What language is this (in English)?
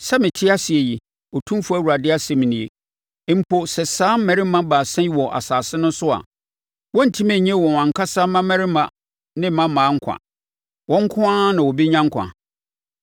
Akan